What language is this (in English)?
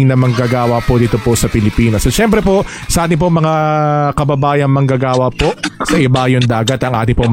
Filipino